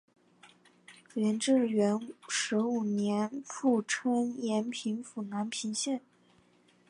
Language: Chinese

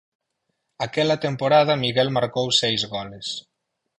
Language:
Galician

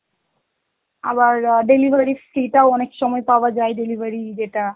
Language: Bangla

